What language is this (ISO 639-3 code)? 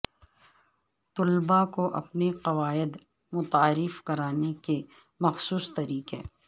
urd